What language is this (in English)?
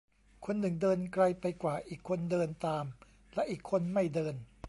Thai